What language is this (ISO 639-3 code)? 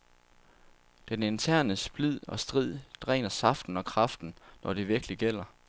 dan